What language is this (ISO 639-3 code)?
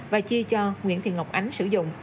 vie